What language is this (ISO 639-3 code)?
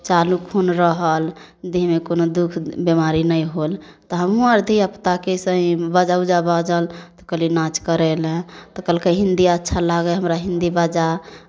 mai